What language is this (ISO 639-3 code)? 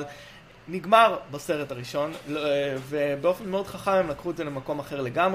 heb